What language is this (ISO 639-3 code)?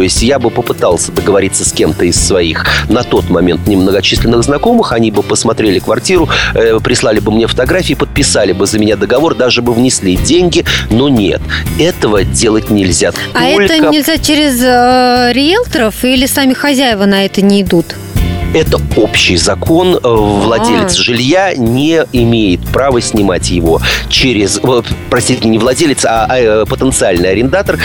rus